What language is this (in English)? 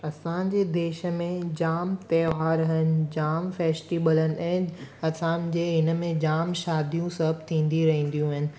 Sindhi